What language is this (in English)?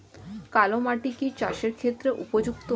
Bangla